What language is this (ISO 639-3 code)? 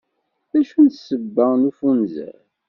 kab